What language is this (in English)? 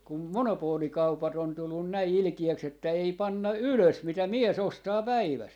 Finnish